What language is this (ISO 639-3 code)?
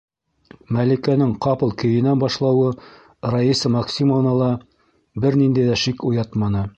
bak